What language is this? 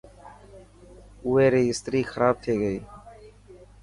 Dhatki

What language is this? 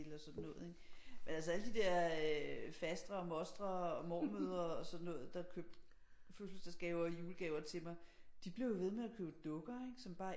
Danish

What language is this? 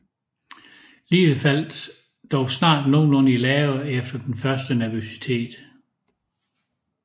Danish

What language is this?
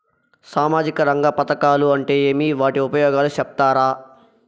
Telugu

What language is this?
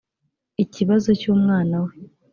Kinyarwanda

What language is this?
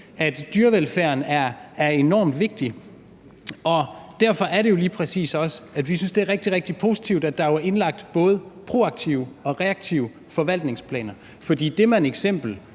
Danish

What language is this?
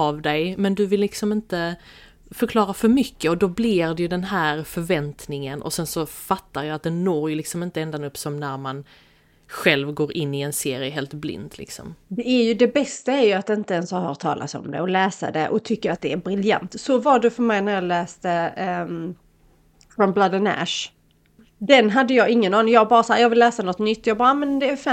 Swedish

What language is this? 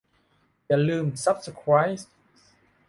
Thai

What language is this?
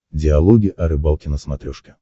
Russian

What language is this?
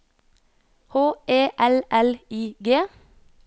Norwegian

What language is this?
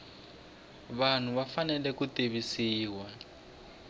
Tsonga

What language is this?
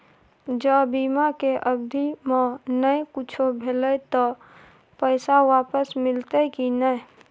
Maithili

